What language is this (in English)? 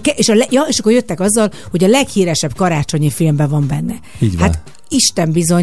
Hungarian